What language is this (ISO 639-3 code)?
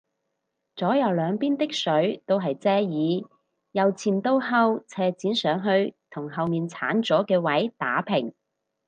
yue